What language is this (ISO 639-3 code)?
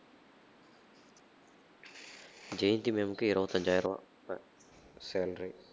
tam